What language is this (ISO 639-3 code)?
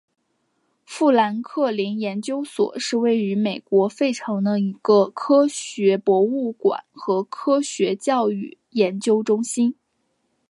zho